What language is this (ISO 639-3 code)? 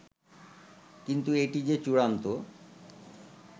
ben